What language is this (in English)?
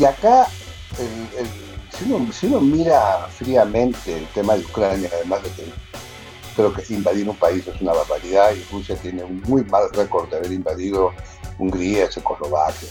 Spanish